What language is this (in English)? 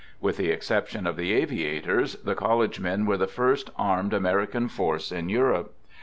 English